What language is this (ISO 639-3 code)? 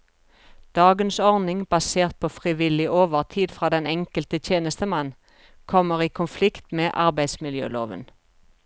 nor